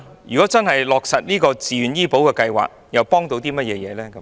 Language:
Cantonese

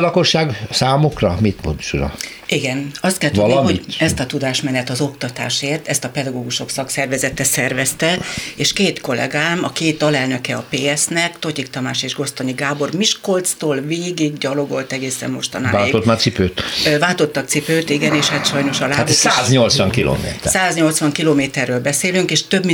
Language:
Hungarian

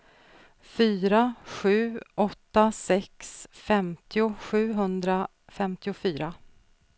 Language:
Swedish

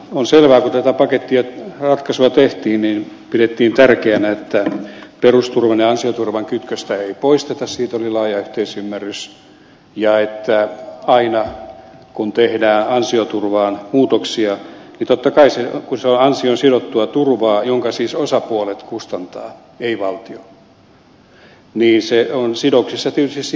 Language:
Finnish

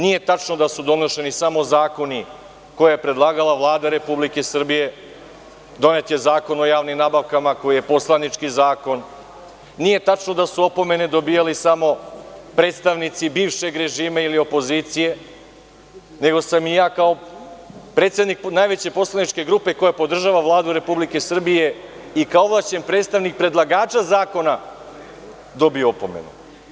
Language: Serbian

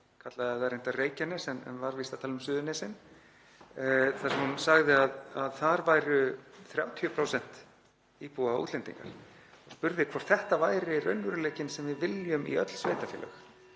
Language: Icelandic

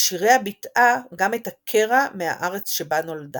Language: Hebrew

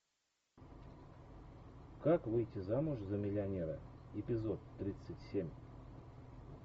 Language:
Russian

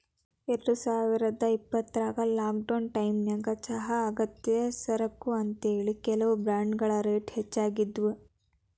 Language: Kannada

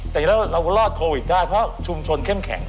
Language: Thai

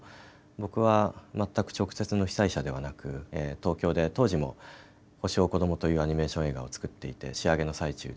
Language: Japanese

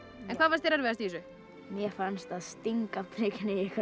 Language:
Icelandic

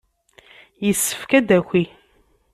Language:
Kabyle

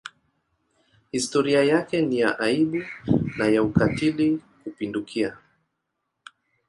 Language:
Swahili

